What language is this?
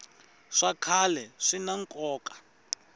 Tsonga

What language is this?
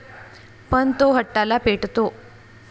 Marathi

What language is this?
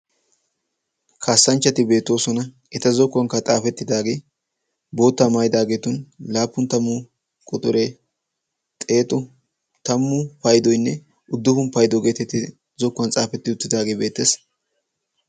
Wolaytta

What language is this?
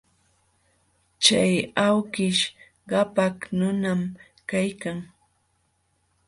Jauja Wanca Quechua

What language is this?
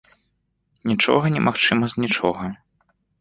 Belarusian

